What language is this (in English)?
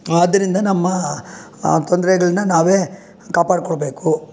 Kannada